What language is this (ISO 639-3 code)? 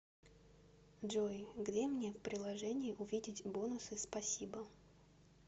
rus